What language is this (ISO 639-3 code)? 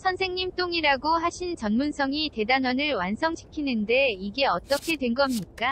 kor